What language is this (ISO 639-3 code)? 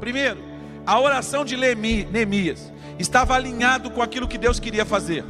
por